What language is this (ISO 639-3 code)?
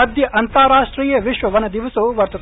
san